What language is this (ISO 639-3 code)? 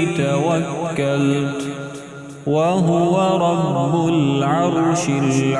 ara